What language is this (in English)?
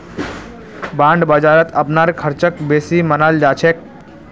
Magahi